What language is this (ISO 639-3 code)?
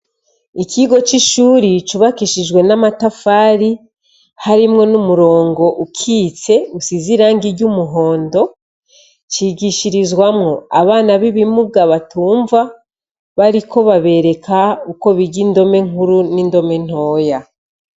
run